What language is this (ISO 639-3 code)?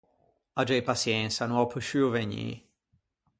lij